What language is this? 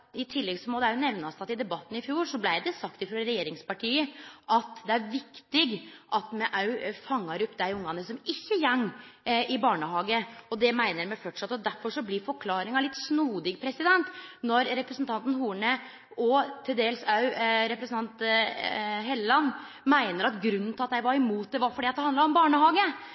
Norwegian Nynorsk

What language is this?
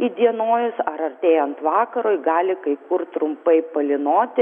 Lithuanian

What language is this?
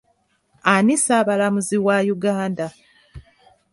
Ganda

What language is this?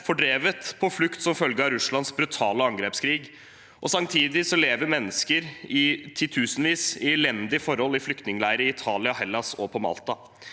Norwegian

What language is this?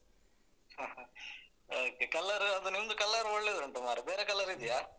Kannada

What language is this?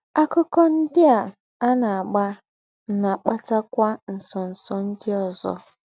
Igbo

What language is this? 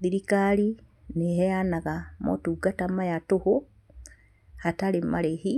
Kikuyu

